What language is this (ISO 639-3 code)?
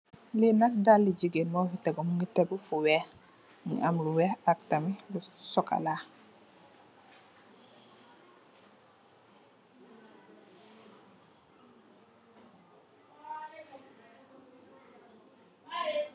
wol